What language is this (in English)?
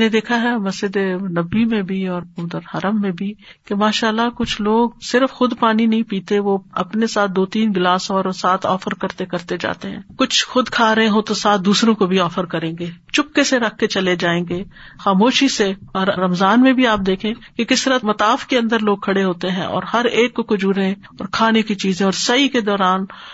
Urdu